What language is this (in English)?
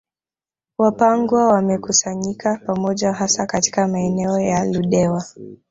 Swahili